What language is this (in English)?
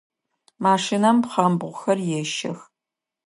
Adyghe